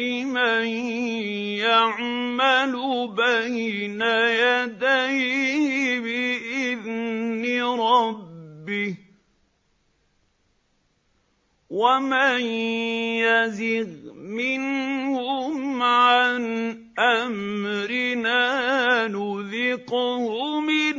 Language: Arabic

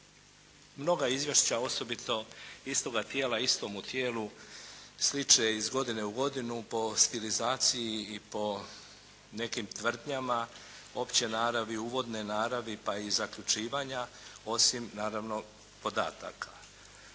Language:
Croatian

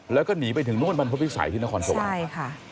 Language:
Thai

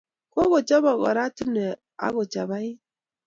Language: Kalenjin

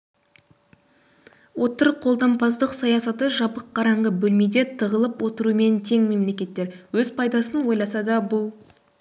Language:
Kazakh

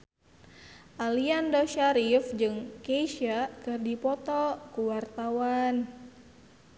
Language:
Sundanese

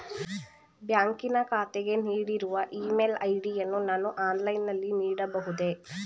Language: Kannada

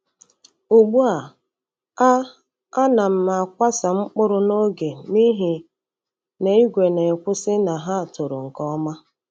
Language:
Igbo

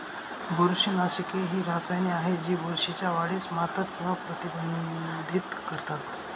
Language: Marathi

